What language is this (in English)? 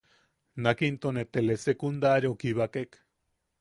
Yaqui